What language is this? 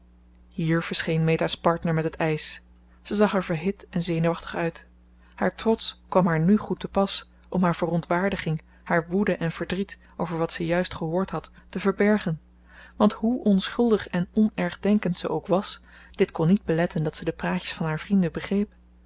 Dutch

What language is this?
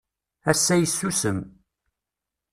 Kabyle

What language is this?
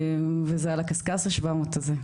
Hebrew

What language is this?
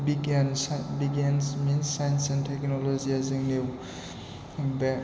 Bodo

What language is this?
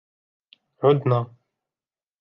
Arabic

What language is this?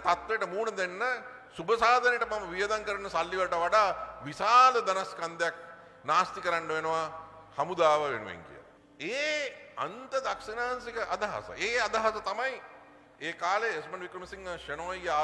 Indonesian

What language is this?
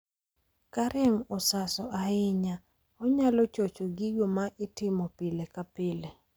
Luo (Kenya and Tanzania)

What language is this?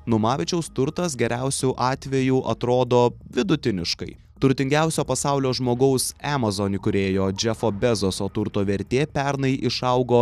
Lithuanian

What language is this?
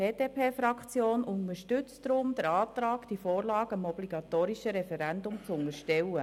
Swiss German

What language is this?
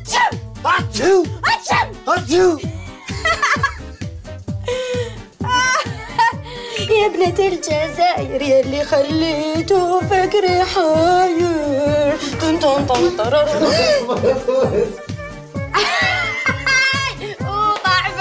Arabic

